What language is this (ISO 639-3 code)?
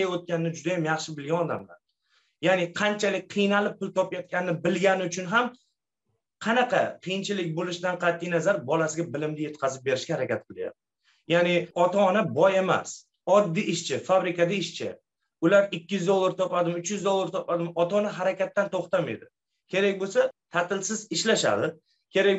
tur